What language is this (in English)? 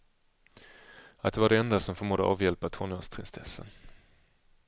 Swedish